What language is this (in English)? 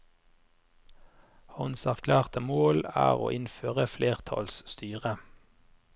Norwegian